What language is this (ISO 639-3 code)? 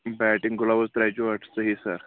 kas